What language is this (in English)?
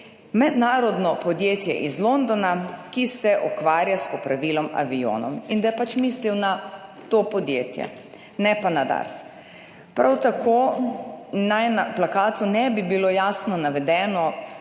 Slovenian